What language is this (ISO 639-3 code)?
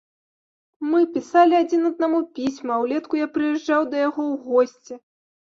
bel